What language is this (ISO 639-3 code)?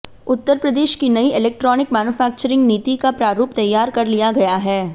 hin